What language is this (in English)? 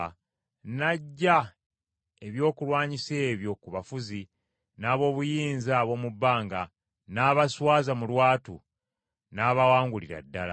Ganda